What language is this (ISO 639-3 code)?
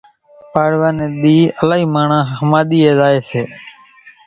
gjk